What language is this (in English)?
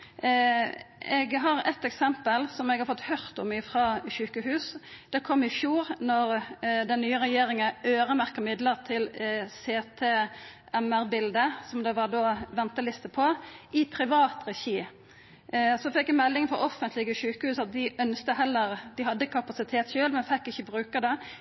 Norwegian Nynorsk